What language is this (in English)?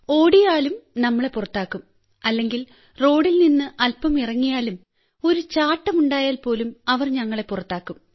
Malayalam